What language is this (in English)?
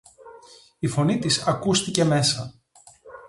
Greek